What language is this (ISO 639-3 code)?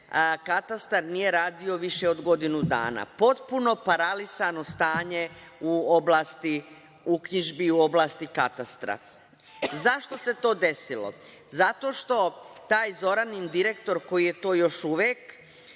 srp